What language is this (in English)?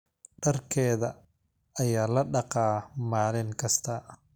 Somali